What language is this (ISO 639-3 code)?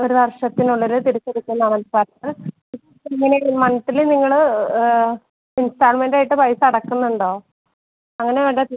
mal